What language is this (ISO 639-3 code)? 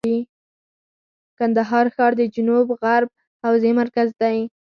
pus